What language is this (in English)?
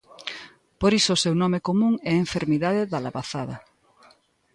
Galician